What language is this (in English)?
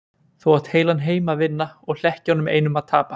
Icelandic